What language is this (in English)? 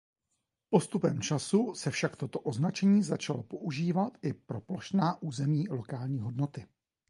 Czech